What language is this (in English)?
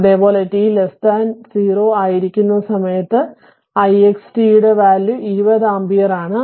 Malayalam